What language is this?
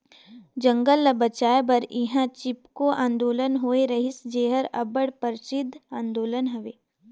Chhattisgarhi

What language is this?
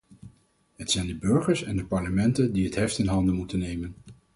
Dutch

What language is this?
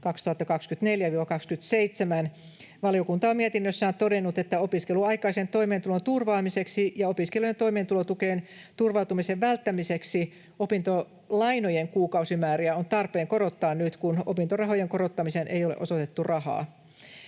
Finnish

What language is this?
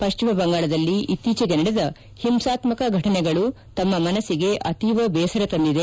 Kannada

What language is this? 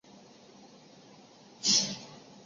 Chinese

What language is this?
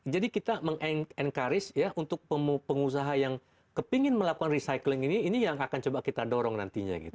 Indonesian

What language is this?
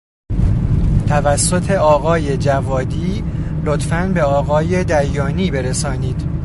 Persian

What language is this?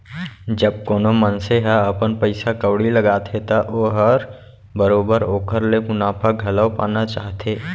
Chhattisgarhi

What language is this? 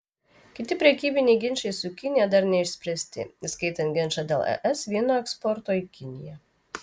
Lithuanian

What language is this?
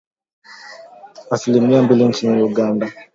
Swahili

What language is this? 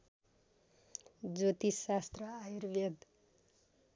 Nepali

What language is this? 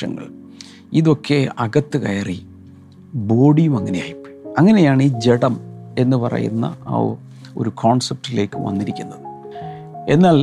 Malayalam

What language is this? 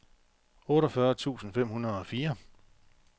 Danish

